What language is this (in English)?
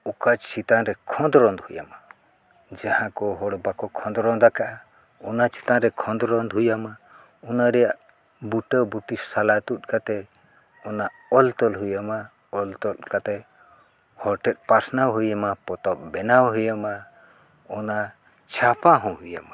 Santali